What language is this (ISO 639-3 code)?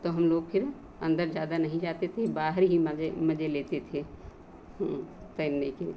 hin